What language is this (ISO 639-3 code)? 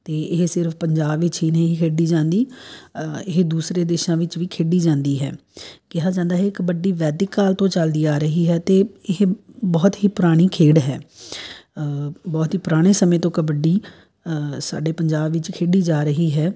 pan